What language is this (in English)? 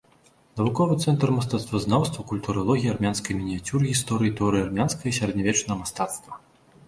Belarusian